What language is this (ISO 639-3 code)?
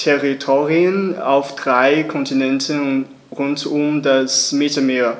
deu